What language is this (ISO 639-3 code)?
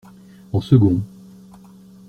fra